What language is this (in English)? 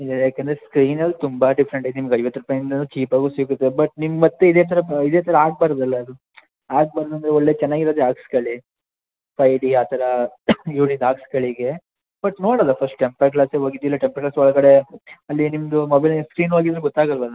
Kannada